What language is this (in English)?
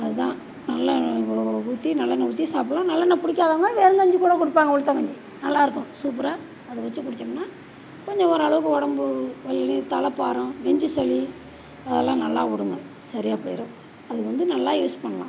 Tamil